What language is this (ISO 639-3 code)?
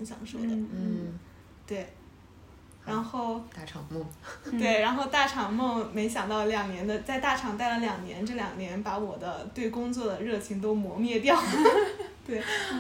zho